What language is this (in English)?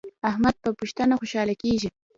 Pashto